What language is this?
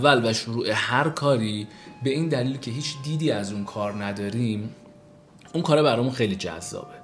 Persian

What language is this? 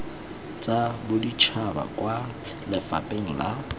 Tswana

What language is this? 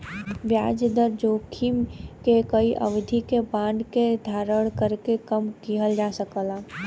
Bhojpuri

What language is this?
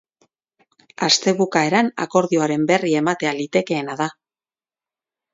Basque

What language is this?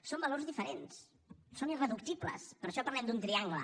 Catalan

